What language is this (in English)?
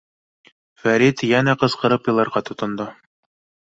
Bashkir